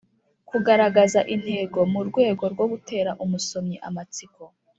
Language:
Kinyarwanda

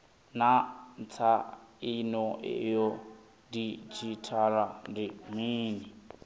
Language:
Venda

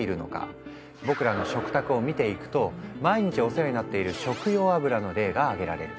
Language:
Japanese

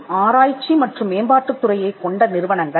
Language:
Tamil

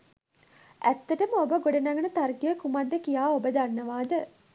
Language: Sinhala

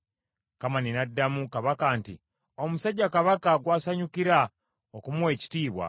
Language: Ganda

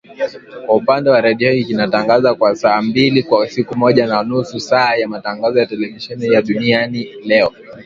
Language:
Swahili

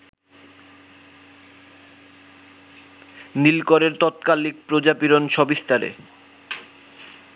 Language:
Bangla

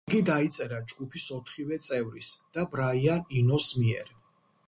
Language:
Georgian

